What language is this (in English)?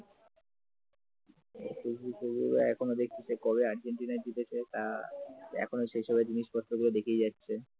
Bangla